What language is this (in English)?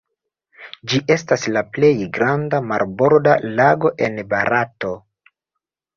Esperanto